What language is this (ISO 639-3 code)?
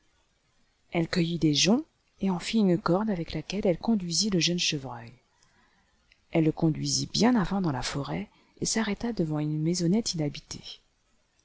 fra